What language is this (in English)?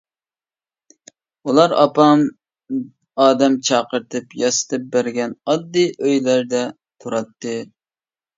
Uyghur